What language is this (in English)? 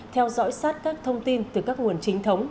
Vietnamese